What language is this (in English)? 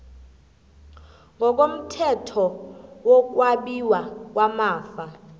South Ndebele